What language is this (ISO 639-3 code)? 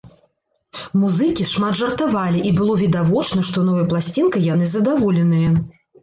bel